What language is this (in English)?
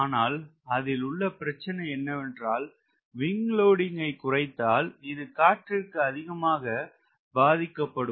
Tamil